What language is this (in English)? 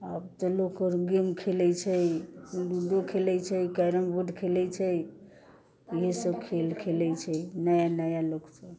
Maithili